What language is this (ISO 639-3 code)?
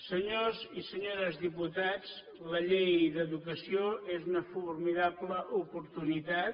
cat